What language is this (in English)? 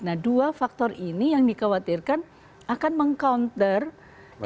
Indonesian